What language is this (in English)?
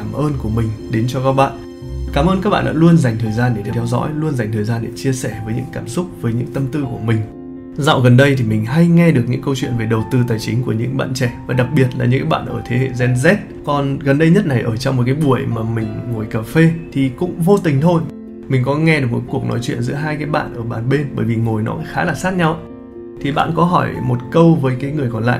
Vietnamese